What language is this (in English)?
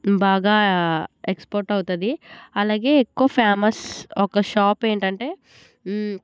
Telugu